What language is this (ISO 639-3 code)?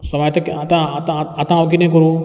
kok